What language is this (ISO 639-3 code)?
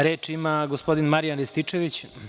srp